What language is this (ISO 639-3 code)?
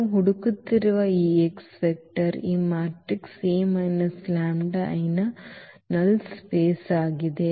kan